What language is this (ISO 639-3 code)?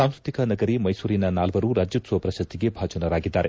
kan